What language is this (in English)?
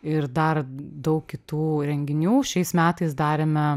Lithuanian